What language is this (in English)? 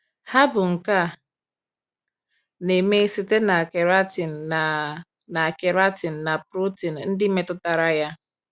Igbo